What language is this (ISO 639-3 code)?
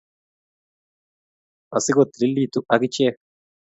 kln